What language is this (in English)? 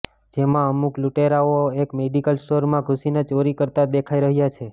Gujarati